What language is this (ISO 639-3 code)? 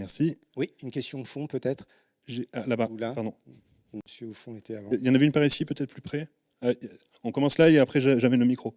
fra